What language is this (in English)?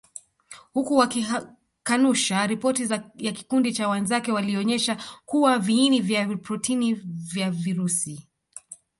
Swahili